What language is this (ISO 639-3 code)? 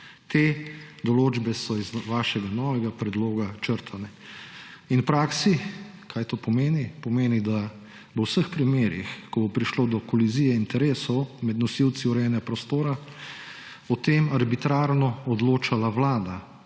slv